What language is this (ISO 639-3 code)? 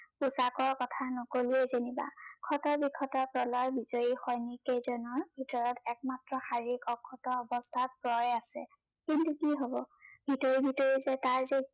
asm